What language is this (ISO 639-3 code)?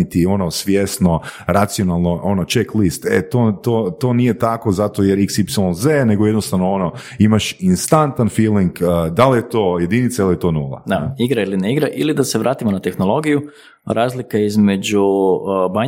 hrv